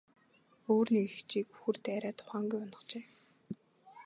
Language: Mongolian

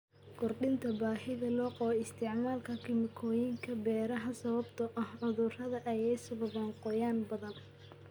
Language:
Somali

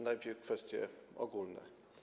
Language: Polish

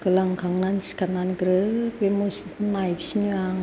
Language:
Bodo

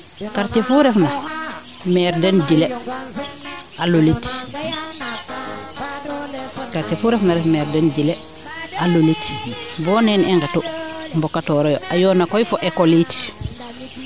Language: Serer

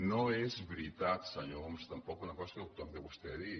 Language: Catalan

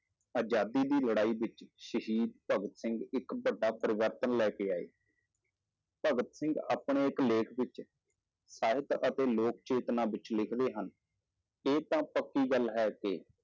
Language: Punjabi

